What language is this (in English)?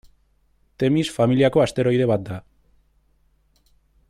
Basque